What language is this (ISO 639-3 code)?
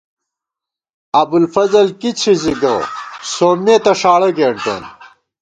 gwt